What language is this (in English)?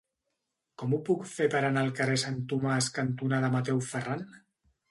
Catalan